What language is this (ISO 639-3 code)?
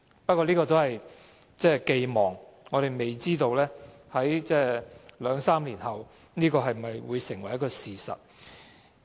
yue